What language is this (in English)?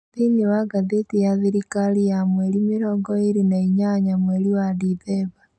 Kikuyu